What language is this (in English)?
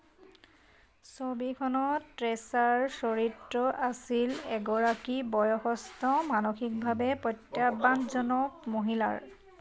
Assamese